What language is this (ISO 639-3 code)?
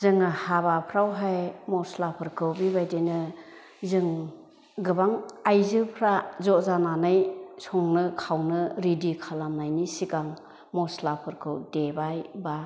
brx